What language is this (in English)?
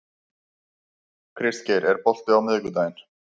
Icelandic